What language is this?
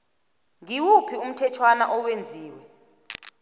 South Ndebele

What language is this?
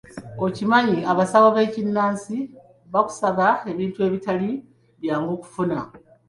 Ganda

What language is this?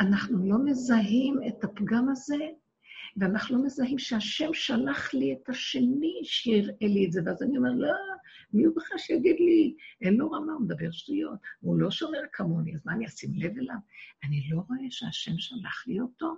Hebrew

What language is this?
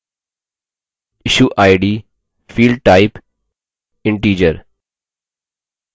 Hindi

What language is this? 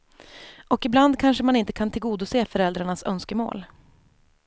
Swedish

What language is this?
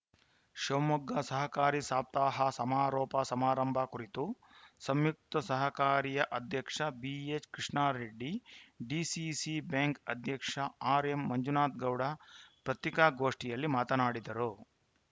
Kannada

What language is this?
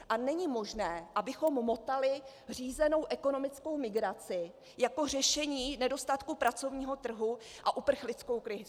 Czech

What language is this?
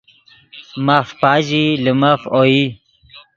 Yidgha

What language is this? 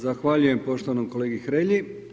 Croatian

